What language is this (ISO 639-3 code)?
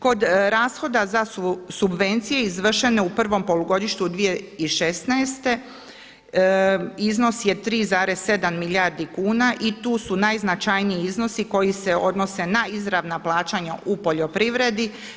hrv